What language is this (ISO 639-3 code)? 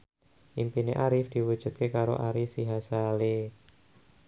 jav